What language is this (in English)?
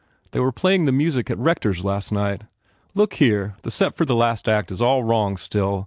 English